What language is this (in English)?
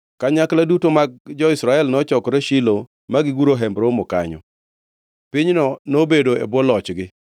Luo (Kenya and Tanzania)